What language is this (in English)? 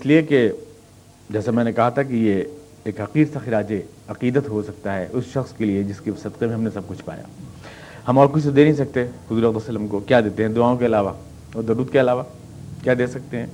Urdu